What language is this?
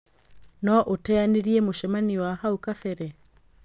Kikuyu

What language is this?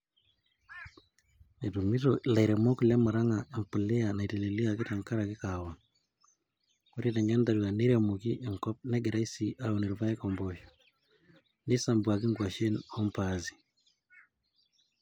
Masai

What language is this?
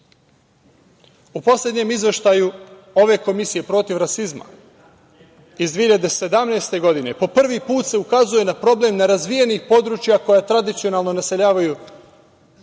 Serbian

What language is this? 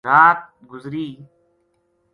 Gujari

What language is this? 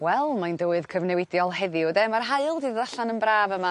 Welsh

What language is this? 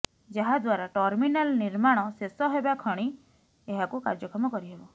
Odia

